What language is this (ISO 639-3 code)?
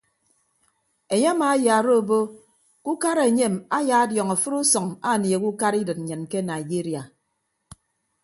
ibb